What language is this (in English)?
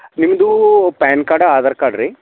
Kannada